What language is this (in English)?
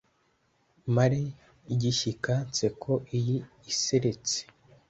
Kinyarwanda